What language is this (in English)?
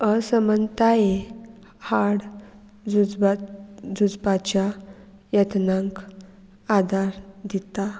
Konkani